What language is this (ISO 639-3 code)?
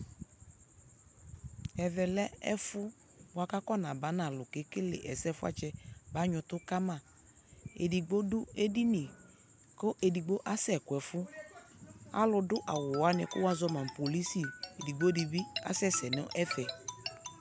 kpo